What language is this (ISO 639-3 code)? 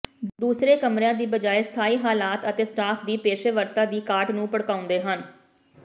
pan